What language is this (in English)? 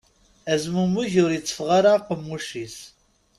Kabyle